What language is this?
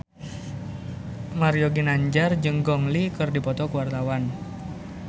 Sundanese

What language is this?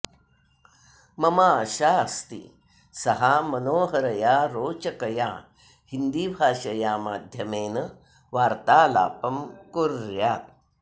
Sanskrit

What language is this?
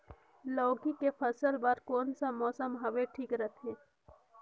Chhattisgarhi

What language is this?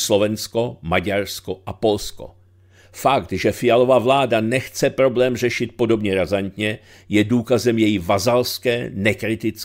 Czech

